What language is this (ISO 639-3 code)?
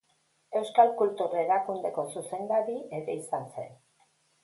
eus